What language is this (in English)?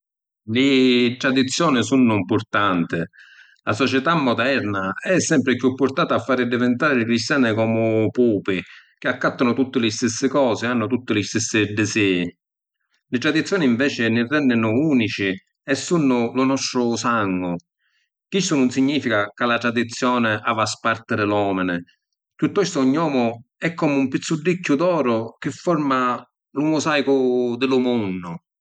Sicilian